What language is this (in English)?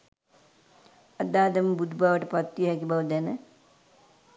Sinhala